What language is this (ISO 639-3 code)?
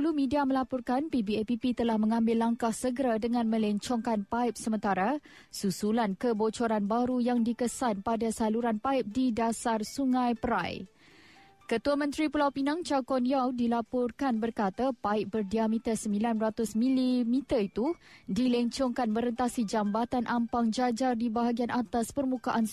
msa